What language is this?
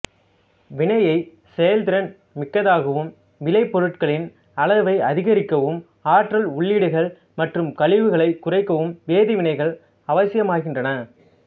Tamil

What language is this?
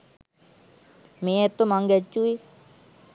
Sinhala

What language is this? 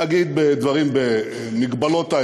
Hebrew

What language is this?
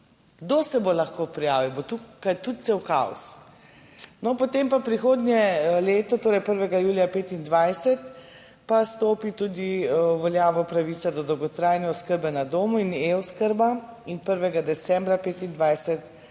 Slovenian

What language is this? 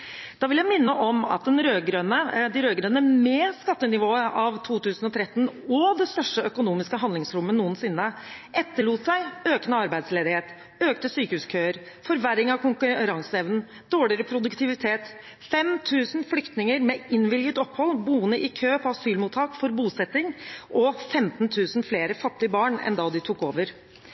Norwegian Bokmål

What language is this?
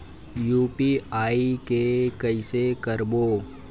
Chhattisgarhi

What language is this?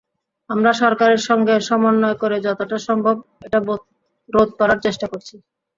Bangla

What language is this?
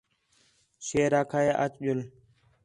Khetrani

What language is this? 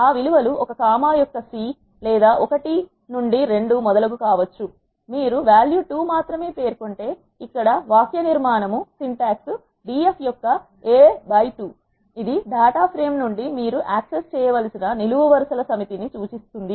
Telugu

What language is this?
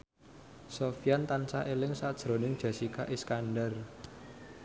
Javanese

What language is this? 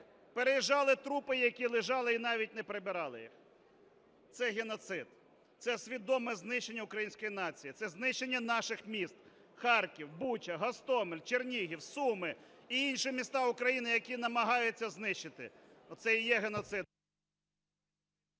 Ukrainian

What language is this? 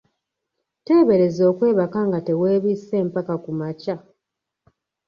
Ganda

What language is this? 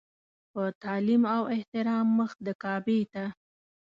Pashto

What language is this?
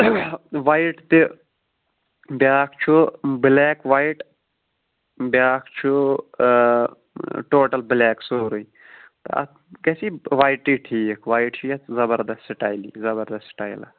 Kashmiri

